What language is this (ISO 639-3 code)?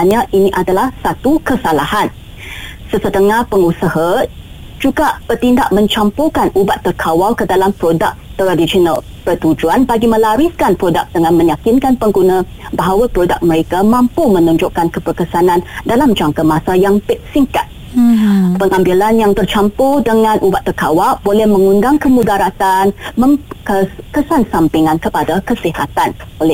msa